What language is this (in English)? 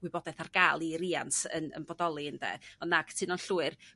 Welsh